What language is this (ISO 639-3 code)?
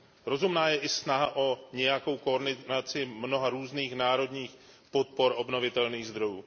ces